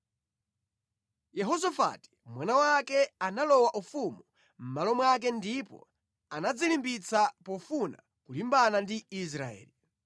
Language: Nyanja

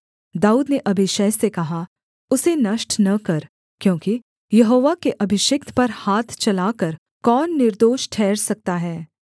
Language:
Hindi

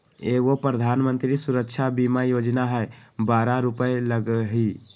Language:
Magahi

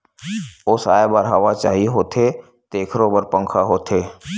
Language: Chhattisgarhi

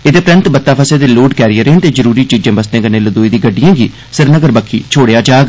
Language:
Dogri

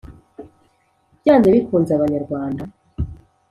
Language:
Kinyarwanda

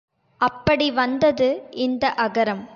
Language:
Tamil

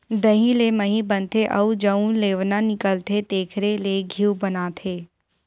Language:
Chhattisgarhi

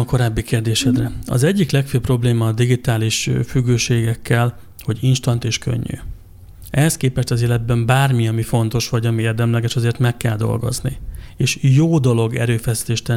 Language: Hungarian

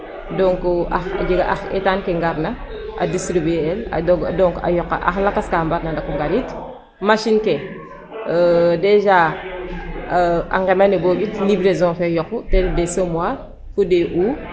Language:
Serer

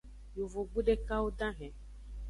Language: Aja (Benin)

